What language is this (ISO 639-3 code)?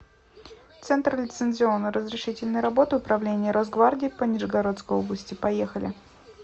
rus